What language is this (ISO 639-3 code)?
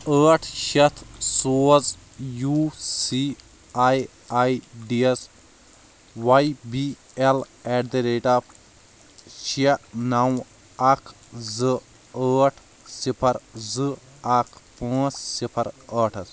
kas